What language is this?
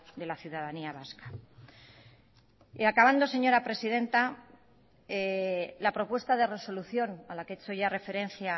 Spanish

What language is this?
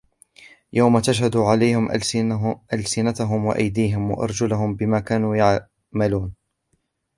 Arabic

